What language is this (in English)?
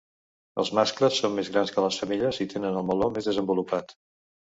Catalan